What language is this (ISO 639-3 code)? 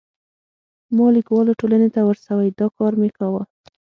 pus